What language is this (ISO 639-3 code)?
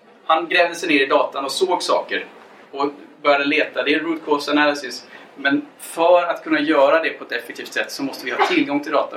swe